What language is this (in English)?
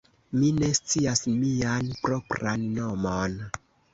Esperanto